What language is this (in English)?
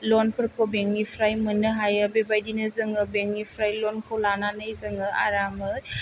Bodo